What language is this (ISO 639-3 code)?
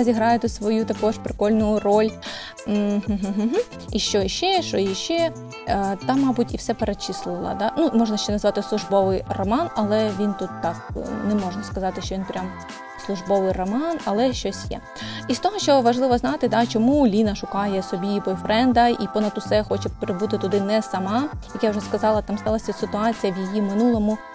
ukr